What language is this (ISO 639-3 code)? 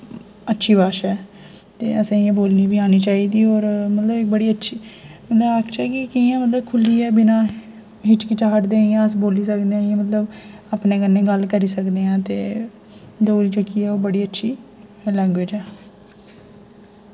doi